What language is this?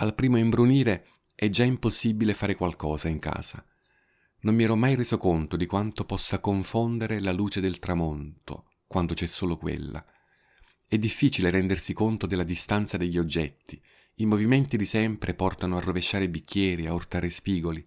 Italian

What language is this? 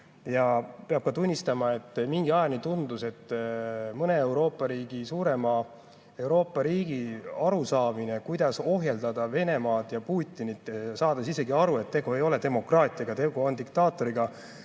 Estonian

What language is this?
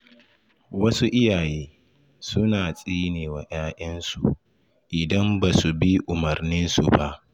Hausa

